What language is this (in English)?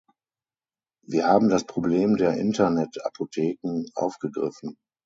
German